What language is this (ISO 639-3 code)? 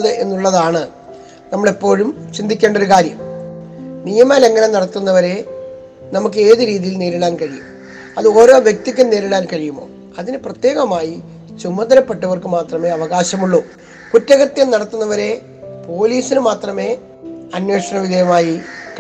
mal